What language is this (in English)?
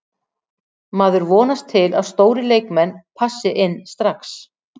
Icelandic